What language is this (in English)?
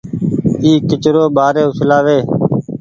Goaria